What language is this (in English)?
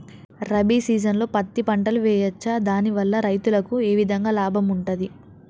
Telugu